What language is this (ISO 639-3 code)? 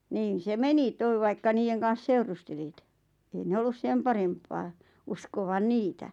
fin